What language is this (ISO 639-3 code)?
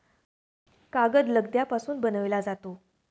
mar